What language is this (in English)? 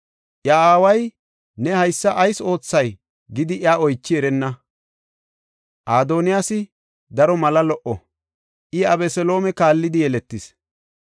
Gofa